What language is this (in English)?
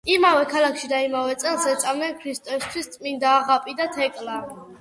Georgian